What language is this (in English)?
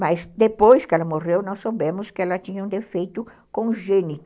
Portuguese